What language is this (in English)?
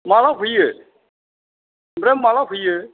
Bodo